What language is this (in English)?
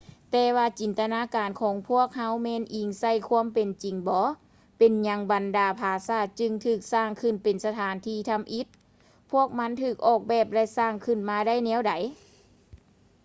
Lao